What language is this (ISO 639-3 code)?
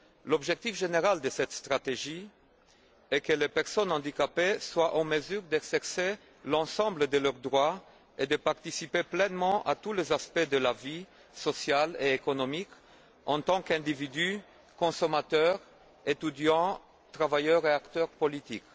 fra